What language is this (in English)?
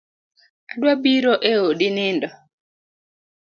Luo (Kenya and Tanzania)